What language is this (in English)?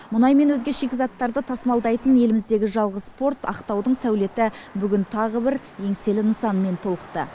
Kazakh